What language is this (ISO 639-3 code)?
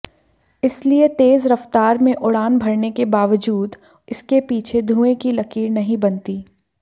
hin